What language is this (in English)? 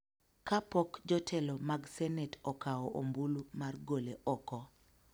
Luo (Kenya and Tanzania)